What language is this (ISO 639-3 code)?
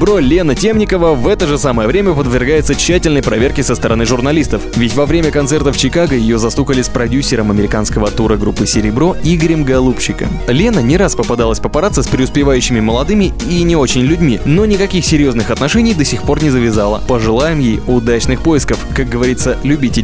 rus